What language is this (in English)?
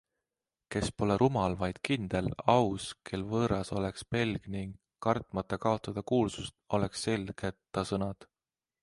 Estonian